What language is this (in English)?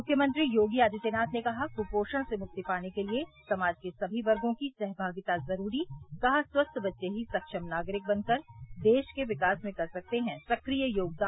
Hindi